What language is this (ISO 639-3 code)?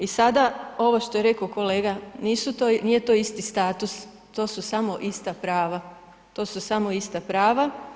hrv